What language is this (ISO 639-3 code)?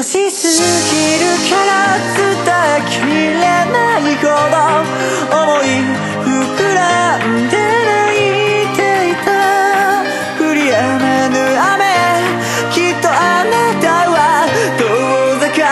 jpn